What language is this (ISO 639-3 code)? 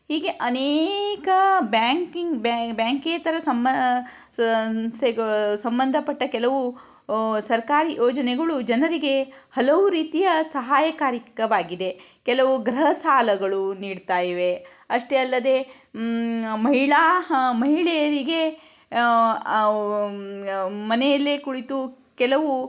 kan